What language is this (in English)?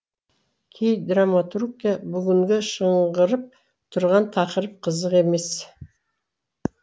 Kazakh